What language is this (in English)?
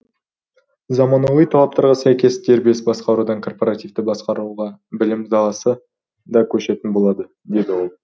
Kazakh